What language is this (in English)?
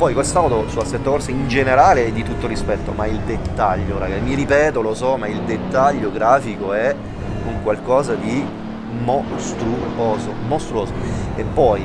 Italian